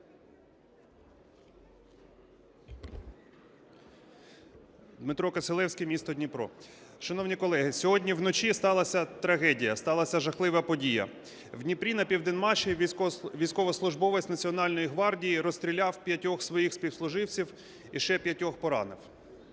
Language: Ukrainian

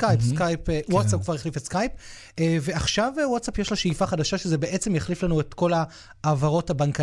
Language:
Hebrew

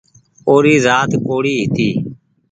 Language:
Goaria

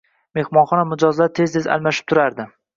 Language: Uzbek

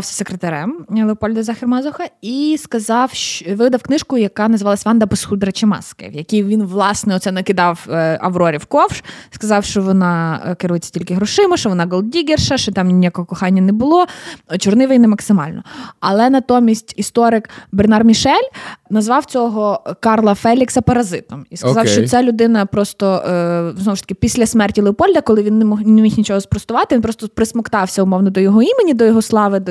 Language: Ukrainian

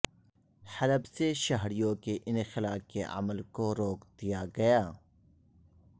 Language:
Urdu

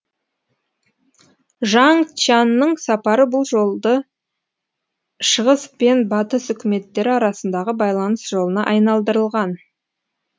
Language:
Kazakh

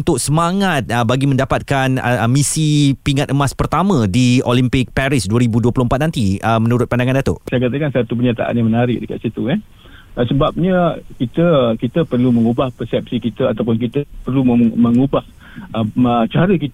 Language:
Malay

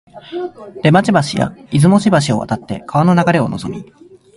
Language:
Japanese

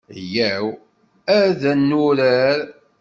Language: Kabyle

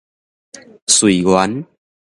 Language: Min Nan Chinese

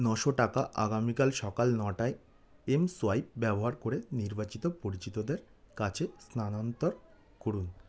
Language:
Bangla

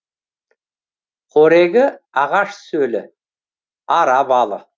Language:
Kazakh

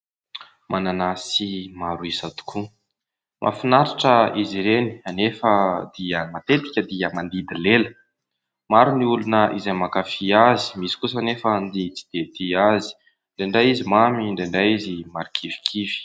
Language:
Malagasy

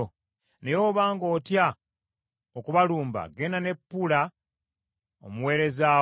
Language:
Ganda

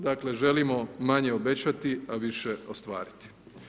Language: Croatian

